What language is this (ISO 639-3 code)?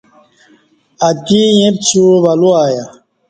bsh